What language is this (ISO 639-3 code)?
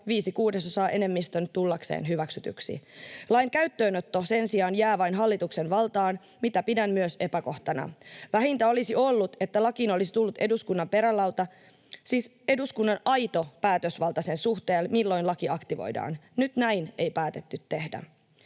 fin